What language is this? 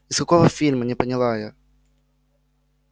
Russian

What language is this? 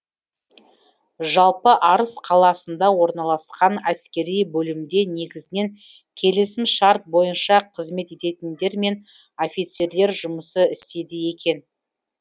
Kazakh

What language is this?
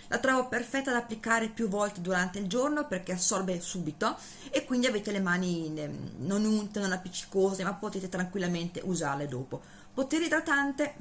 Italian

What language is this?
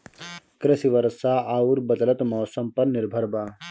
Bhojpuri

